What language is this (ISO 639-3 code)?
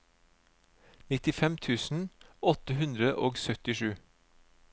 nor